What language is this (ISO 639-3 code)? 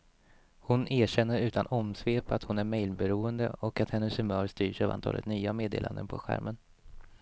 swe